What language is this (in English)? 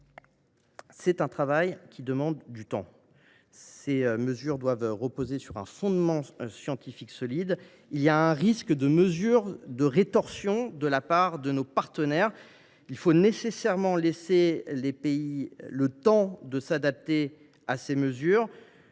French